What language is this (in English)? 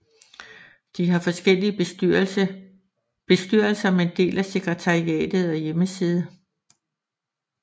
Danish